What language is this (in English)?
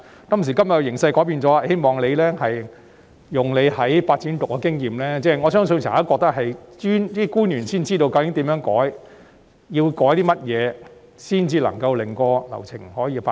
Cantonese